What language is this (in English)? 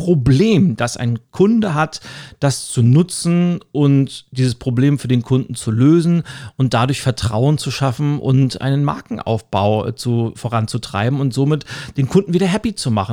German